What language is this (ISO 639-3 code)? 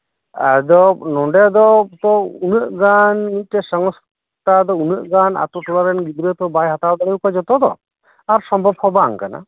sat